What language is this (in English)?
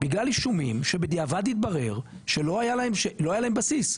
Hebrew